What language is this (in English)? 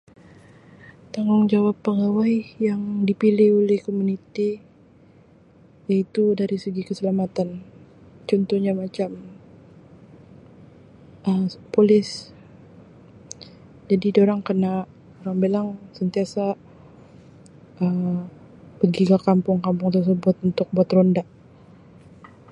Sabah Malay